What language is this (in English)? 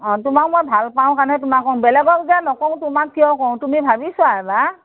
Assamese